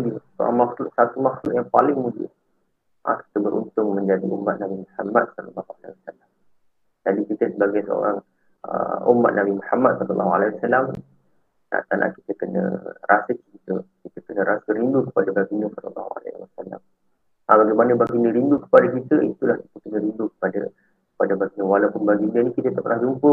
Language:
Malay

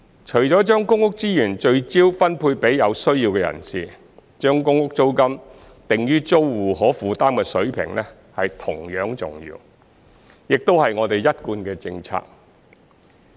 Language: Cantonese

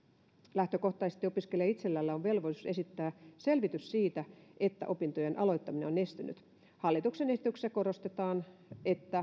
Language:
Finnish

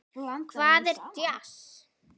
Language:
Icelandic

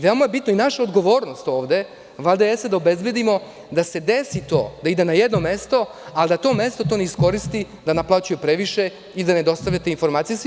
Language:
Serbian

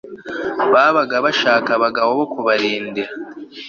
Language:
Kinyarwanda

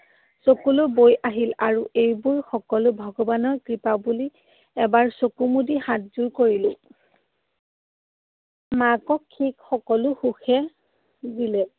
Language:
Assamese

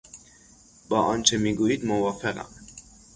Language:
Persian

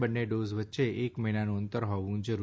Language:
Gujarati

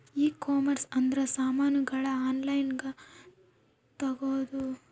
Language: Kannada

